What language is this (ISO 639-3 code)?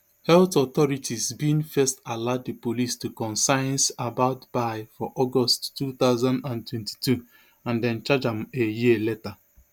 pcm